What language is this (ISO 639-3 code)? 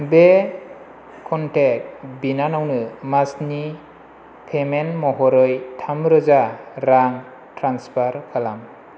brx